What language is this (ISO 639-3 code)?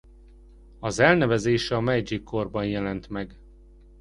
hun